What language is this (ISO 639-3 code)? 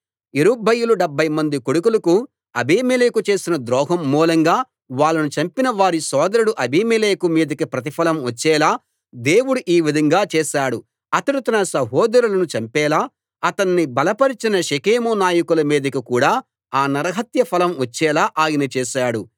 tel